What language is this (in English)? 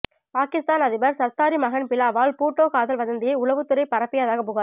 Tamil